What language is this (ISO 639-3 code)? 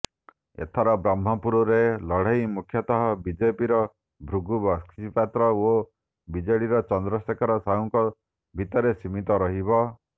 ori